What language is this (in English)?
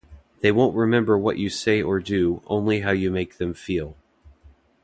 English